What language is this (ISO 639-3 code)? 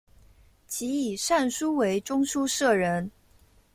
zho